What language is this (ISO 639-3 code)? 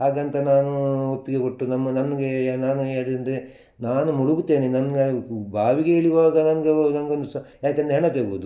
kan